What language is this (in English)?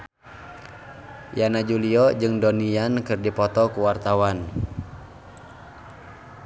Sundanese